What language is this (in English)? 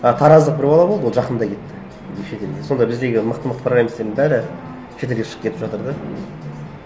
Kazakh